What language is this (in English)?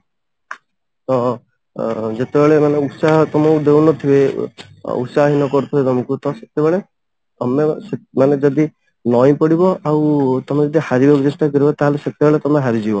Odia